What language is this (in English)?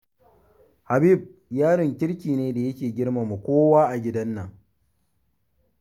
Hausa